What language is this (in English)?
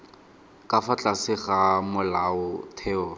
Tswana